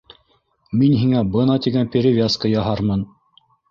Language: Bashkir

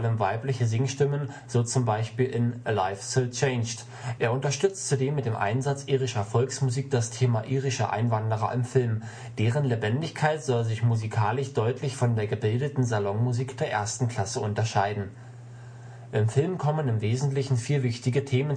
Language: German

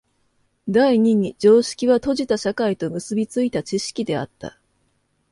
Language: Japanese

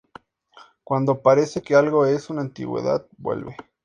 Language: Spanish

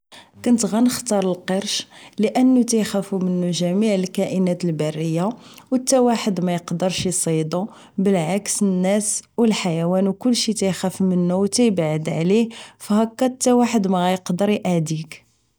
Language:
Moroccan Arabic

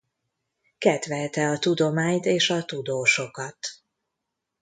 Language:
Hungarian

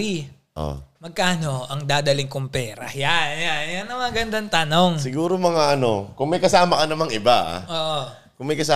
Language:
Filipino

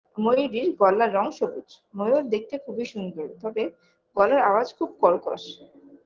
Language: Bangla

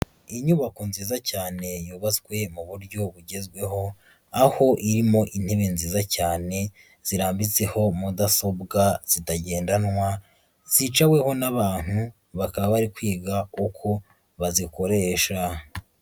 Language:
Kinyarwanda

